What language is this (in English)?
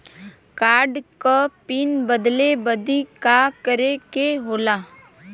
Bhojpuri